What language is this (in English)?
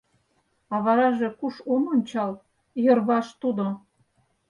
Mari